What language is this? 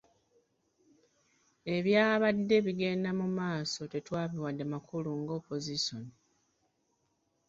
Ganda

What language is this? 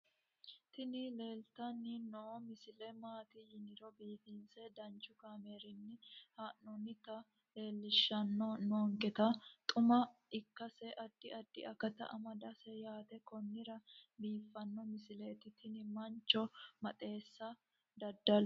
Sidamo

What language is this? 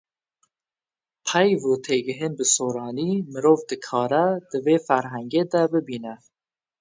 Kurdish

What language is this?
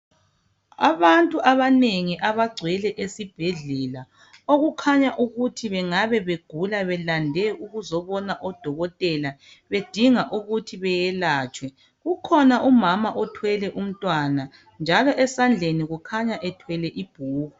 North Ndebele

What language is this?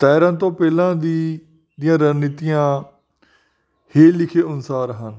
Punjabi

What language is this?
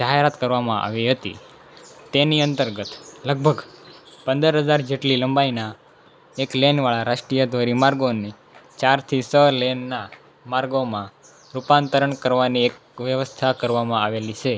Gujarati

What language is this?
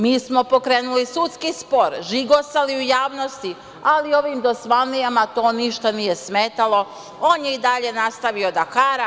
Serbian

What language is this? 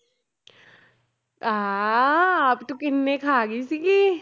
Punjabi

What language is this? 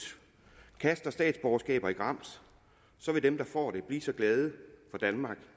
Danish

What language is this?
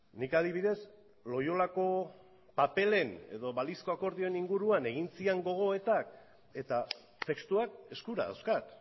Basque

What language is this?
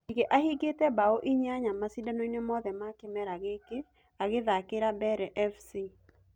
Kikuyu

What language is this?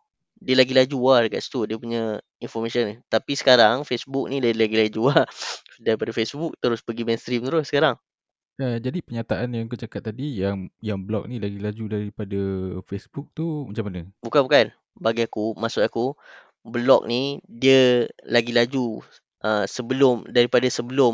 Malay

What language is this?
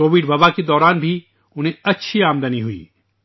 Urdu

